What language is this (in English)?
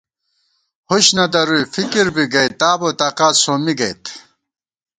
Gawar-Bati